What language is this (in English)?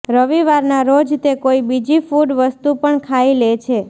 Gujarati